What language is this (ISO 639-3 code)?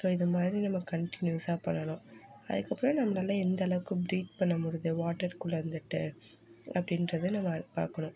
tam